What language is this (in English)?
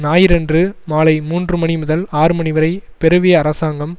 Tamil